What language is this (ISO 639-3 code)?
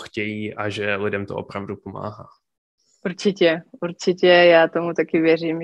ces